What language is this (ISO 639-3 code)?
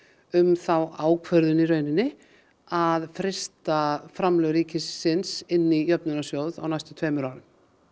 isl